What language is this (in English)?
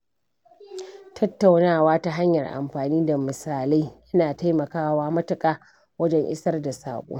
Hausa